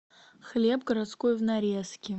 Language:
Russian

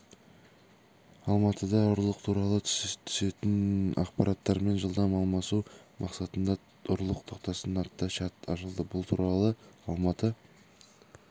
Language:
Kazakh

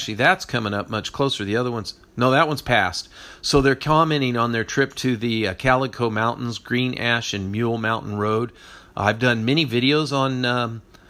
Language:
English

